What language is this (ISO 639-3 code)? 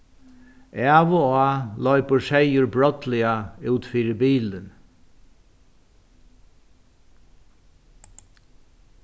fao